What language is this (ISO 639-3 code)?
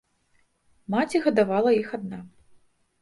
bel